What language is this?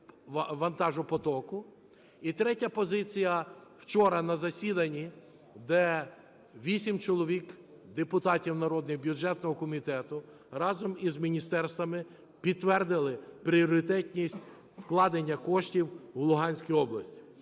Ukrainian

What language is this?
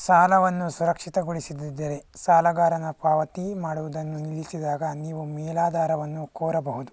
Kannada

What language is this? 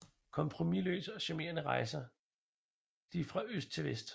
Danish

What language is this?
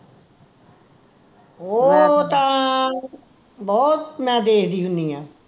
Punjabi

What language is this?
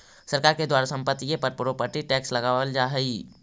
Magahi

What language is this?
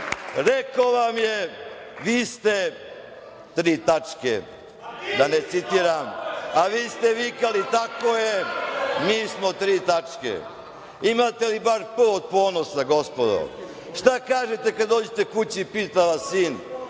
Serbian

